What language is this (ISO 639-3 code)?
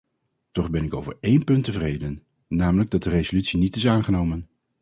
nld